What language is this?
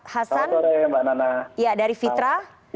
Indonesian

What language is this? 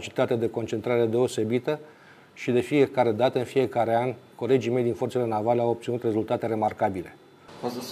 Romanian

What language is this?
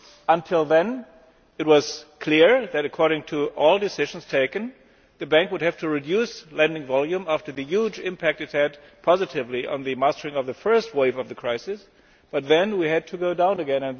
English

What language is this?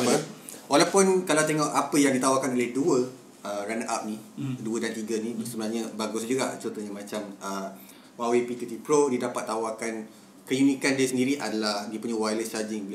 Malay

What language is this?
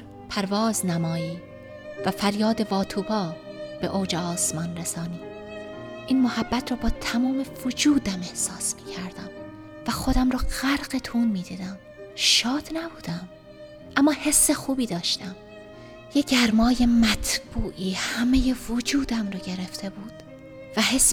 Persian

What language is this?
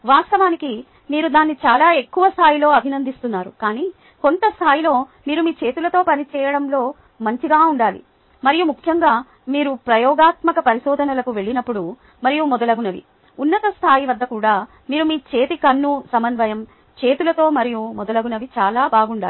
Telugu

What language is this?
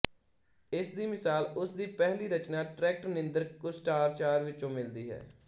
Punjabi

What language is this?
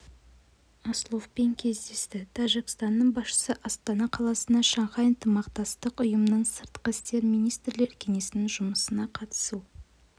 Kazakh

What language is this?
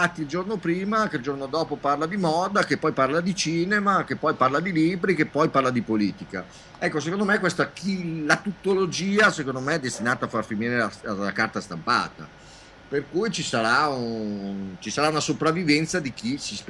Italian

